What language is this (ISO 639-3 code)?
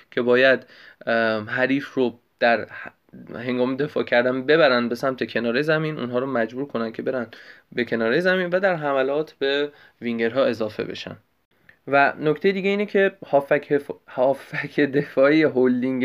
fas